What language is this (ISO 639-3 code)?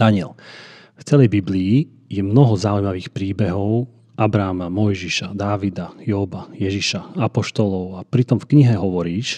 slk